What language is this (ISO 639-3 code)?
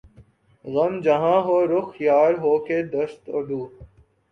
urd